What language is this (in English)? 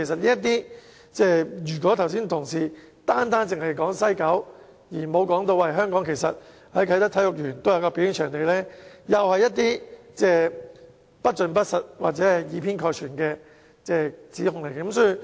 Cantonese